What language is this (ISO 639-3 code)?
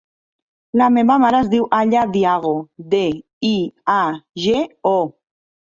cat